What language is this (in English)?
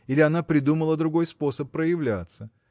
Russian